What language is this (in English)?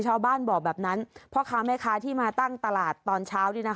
Thai